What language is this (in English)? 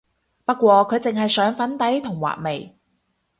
Cantonese